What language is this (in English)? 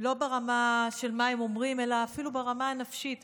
Hebrew